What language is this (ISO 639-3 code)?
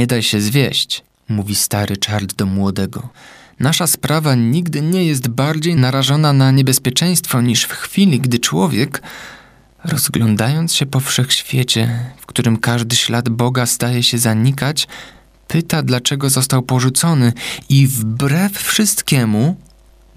pol